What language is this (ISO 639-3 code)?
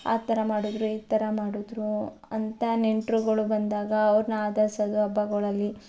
kan